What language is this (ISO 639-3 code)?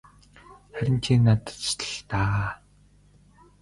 mon